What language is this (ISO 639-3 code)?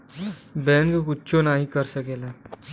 bho